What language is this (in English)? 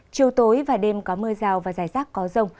Vietnamese